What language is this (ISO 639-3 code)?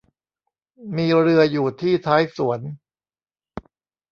tha